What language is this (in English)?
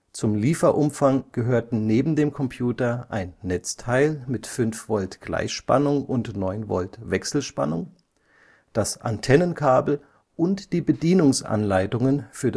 German